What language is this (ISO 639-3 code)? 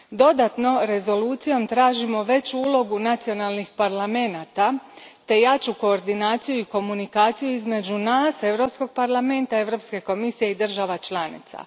hrv